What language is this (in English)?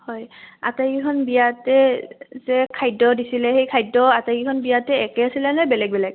Assamese